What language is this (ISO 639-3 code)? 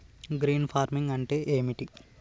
tel